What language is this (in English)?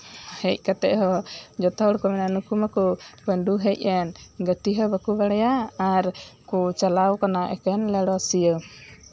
Santali